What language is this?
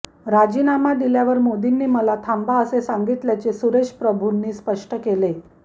Marathi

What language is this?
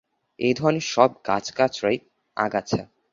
Bangla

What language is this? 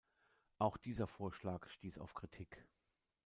German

